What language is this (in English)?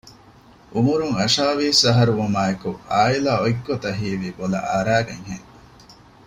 Divehi